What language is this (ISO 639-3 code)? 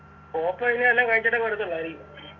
mal